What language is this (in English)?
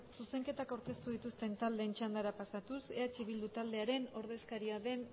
Basque